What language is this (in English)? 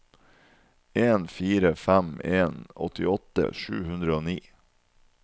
Norwegian